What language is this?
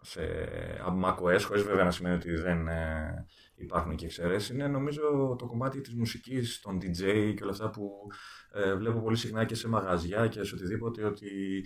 Greek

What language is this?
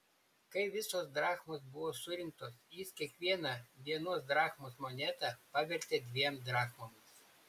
Lithuanian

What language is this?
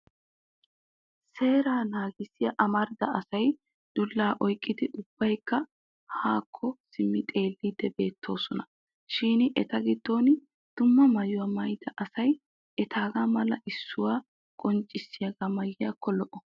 Wolaytta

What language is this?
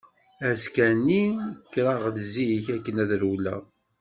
Kabyle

